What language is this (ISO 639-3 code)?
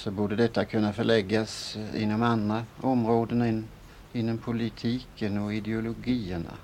swe